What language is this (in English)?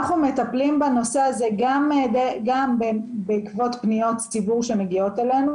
Hebrew